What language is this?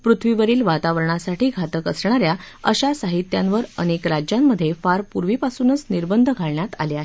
Marathi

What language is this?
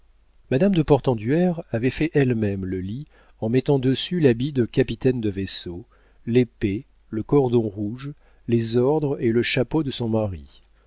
French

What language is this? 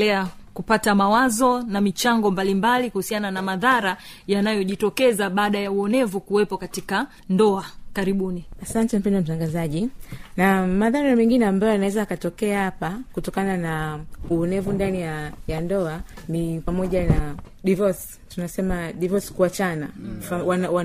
Swahili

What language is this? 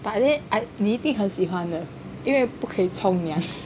English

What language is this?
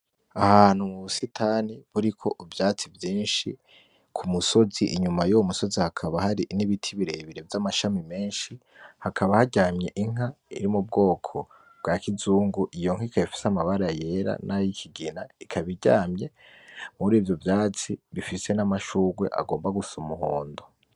Rundi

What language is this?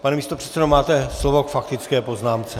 Czech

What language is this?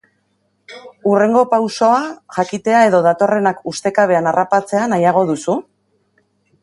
Basque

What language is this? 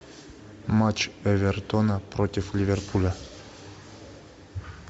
Russian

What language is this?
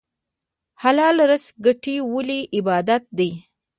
Pashto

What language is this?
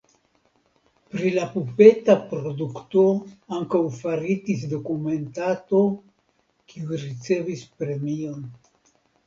Esperanto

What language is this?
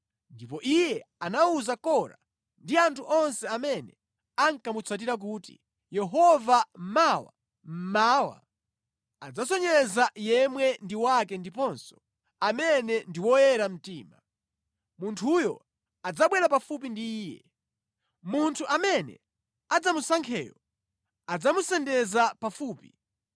Nyanja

